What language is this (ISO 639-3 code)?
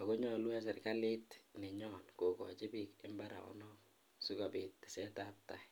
kln